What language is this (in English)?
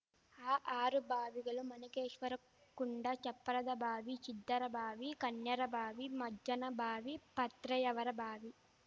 Kannada